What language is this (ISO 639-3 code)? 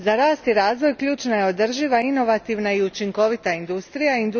hrv